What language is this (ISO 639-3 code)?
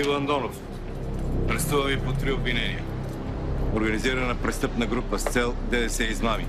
bul